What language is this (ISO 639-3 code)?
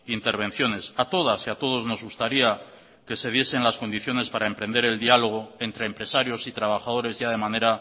spa